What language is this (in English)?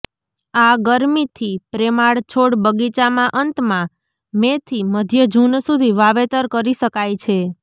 Gujarati